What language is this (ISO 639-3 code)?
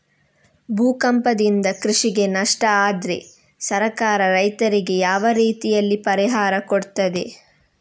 kan